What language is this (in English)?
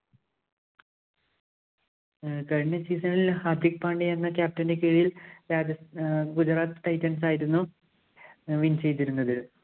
Malayalam